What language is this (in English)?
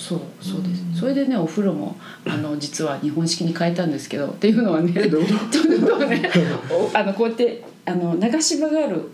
Japanese